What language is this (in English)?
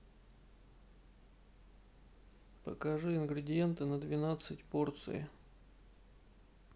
Russian